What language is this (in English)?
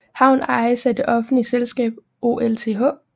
Danish